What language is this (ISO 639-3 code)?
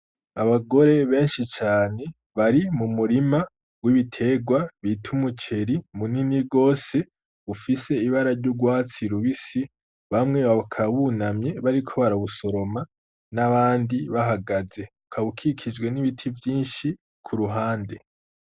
run